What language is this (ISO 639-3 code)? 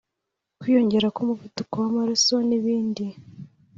kin